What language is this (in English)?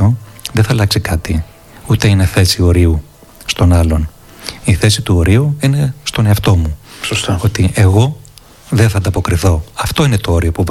Greek